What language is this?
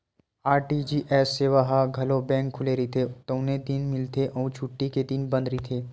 Chhattisgarhi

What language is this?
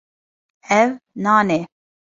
Kurdish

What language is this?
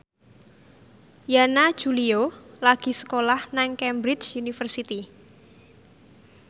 Javanese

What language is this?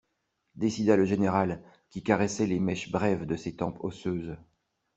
French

